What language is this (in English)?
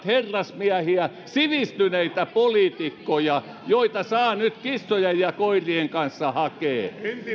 Finnish